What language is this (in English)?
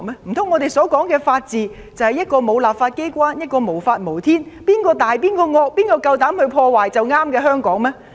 Cantonese